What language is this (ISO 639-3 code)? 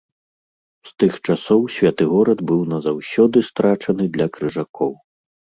bel